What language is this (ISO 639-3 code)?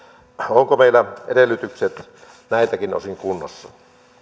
fin